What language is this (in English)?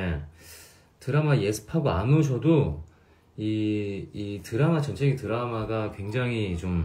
Korean